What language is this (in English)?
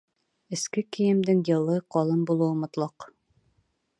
Bashkir